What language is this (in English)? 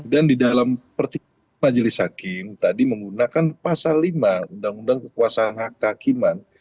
Indonesian